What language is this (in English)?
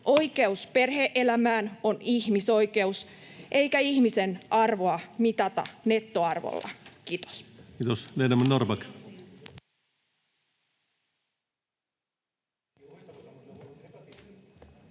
Finnish